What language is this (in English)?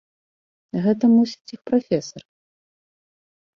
Belarusian